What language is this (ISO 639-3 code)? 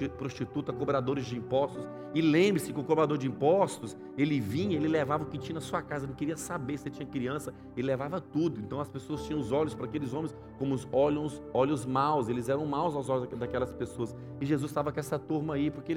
por